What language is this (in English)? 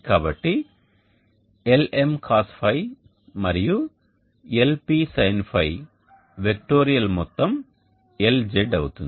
Telugu